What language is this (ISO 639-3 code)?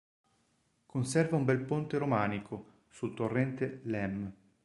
ita